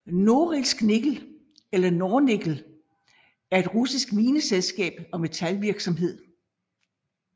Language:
Danish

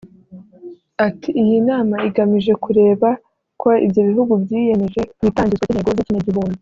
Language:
Kinyarwanda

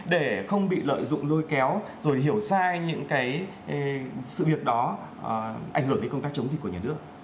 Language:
Vietnamese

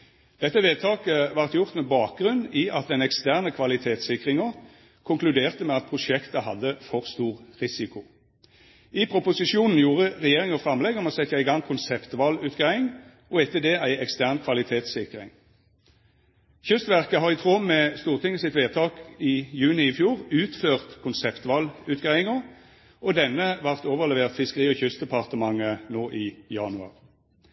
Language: Norwegian Nynorsk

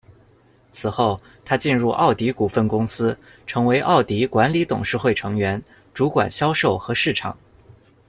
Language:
Chinese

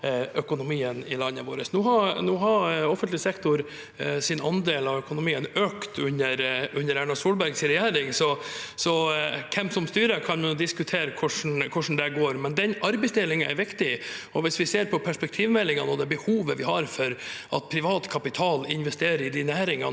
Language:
Norwegian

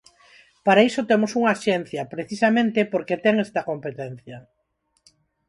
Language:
Galician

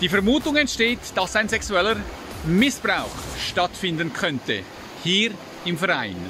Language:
German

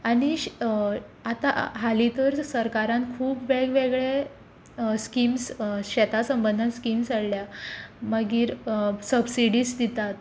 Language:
Konkani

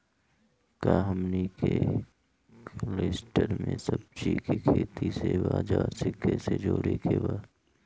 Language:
Bhojpuri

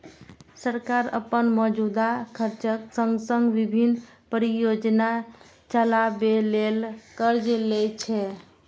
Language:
Maithili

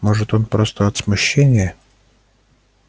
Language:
Russian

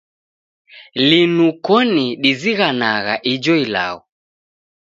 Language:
Taita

